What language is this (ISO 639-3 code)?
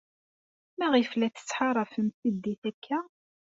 kab